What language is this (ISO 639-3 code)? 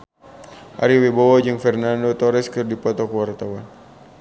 sun